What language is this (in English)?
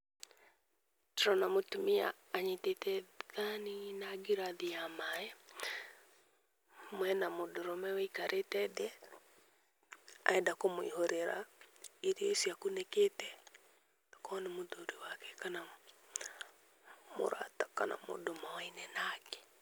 Kikuyu